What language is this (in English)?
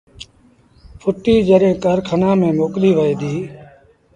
Sindhi Bhil